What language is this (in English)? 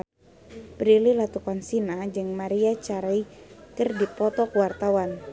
Sundanese